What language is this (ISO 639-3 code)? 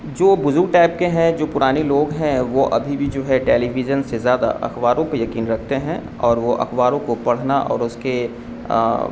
urd